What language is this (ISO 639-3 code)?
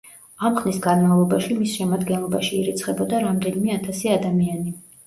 kat